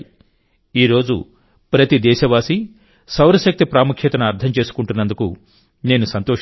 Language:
Telugu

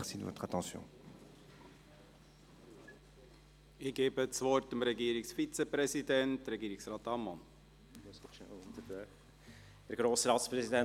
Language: Swiss German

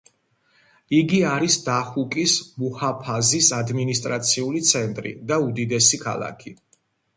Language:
Georgian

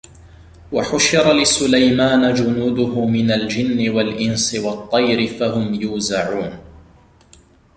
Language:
Arabic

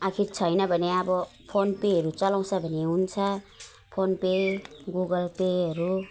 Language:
Nepali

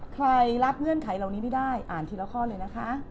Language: Thai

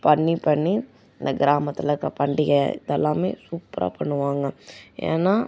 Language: Tamil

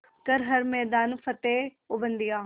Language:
Hindi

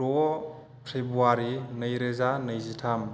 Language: Bodo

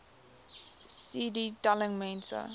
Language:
Afrikaans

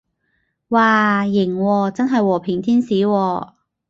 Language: Cantonese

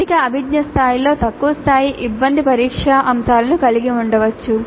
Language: Telugu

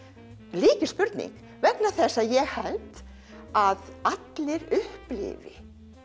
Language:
Icelandic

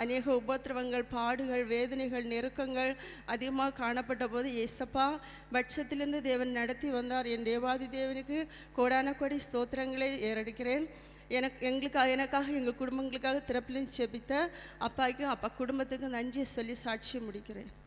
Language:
Tamil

